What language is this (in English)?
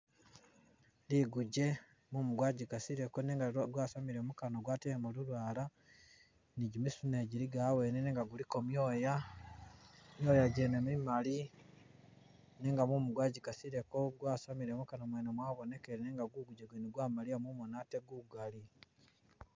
Masaaba